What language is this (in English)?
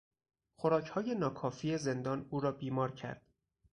Persian